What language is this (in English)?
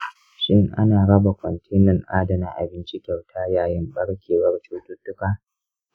Hausa